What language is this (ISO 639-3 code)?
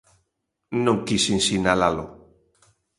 glg